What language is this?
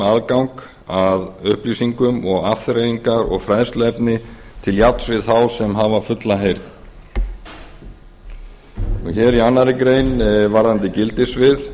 Icelandic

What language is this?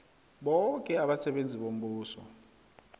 South Ndebele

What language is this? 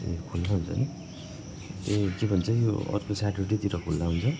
Nepali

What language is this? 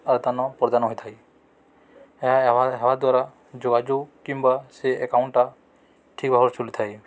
Odia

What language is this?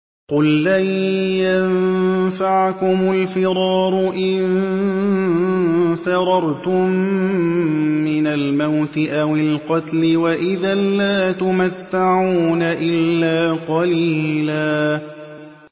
Arabic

